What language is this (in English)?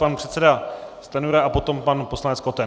Czech